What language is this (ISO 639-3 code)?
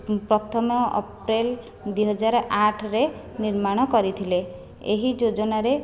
ori